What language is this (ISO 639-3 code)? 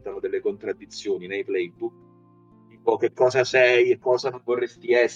ita